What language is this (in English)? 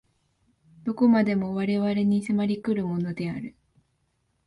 Japanese